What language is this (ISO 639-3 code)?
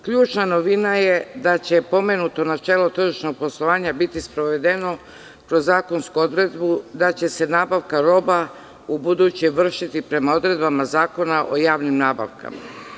srp